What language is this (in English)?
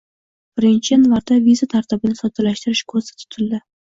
Uzbek